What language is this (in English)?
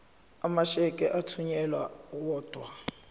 Zulu